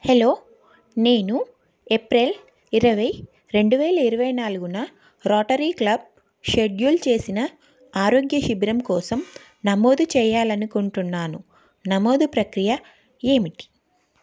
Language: Telugu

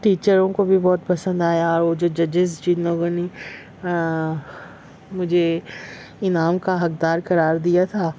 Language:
Urdu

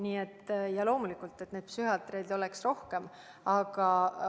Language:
Estonian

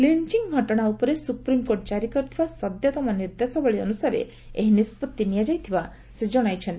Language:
Odia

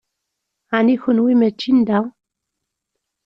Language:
Kabyle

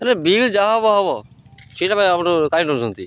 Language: Odia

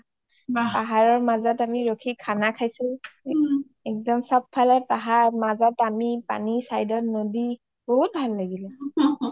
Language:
Assamese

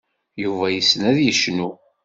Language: Kabyle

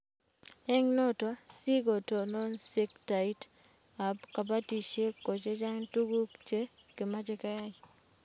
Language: Kalenjin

